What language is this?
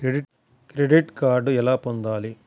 Telugu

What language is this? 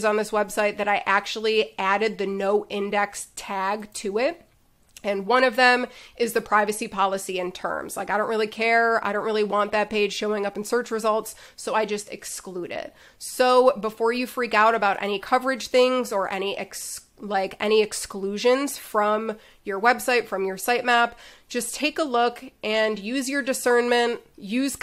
English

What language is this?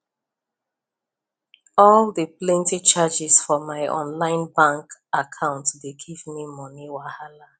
Nigerian Pidgin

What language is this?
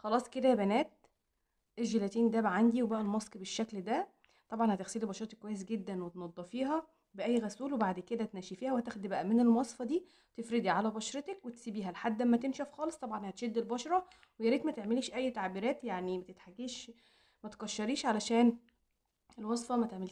Arabic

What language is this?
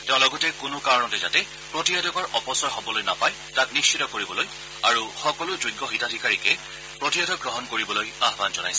Assamese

